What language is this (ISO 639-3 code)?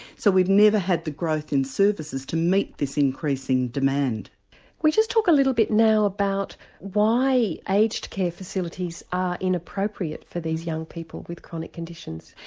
eng